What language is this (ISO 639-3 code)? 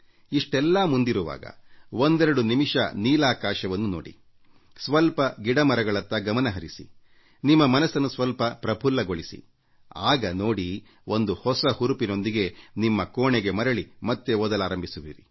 kan